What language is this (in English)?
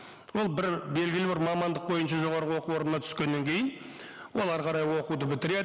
Kazakh